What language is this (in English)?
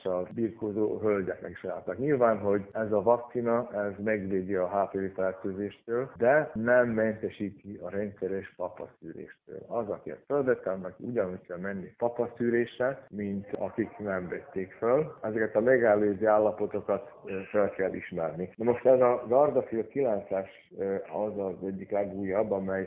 Hungarian